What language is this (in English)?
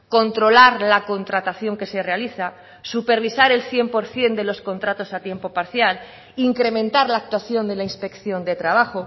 Spanish